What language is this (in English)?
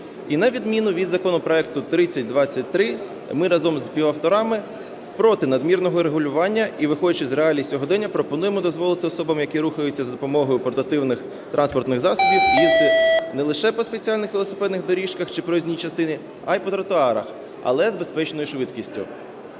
Ukrainian